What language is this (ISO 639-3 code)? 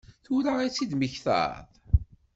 kab